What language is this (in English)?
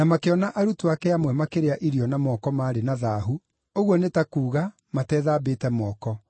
Kikuyu